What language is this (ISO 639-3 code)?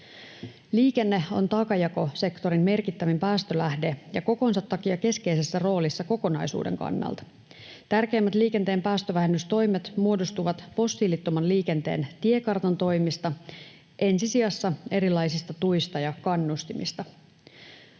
fin